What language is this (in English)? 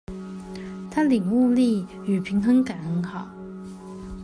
Chinese